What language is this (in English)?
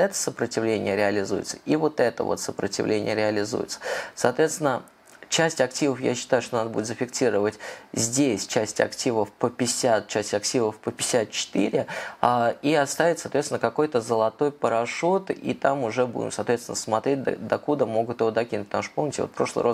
Russian